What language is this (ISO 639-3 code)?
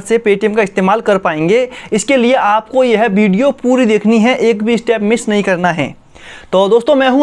hin